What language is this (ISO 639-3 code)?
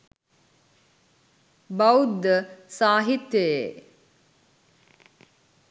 sin